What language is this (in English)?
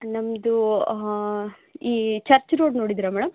Kannada